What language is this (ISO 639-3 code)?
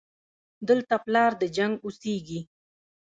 pus